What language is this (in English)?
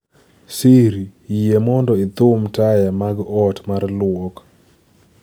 Luo (Kenya and Tanzania)